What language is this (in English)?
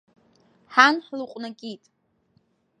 Abkhazian